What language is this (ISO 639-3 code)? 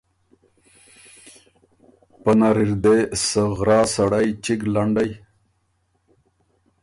oru